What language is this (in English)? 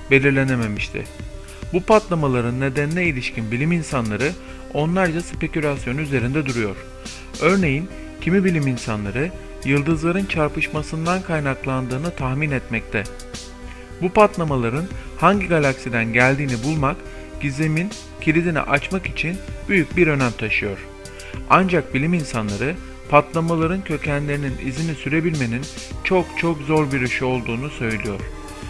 Turkish